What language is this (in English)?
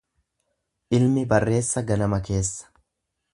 Oromo